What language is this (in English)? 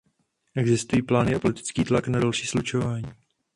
Czech